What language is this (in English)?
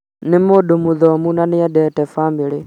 Kikuyu